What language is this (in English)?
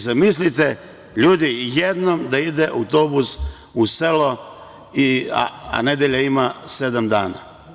Serbian